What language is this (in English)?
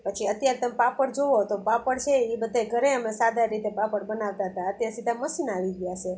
Gujarati